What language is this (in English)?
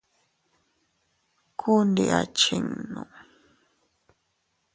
Teutila Cuicatec